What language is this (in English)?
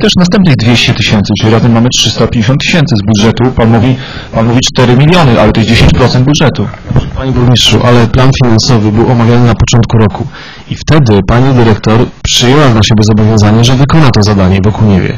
Polish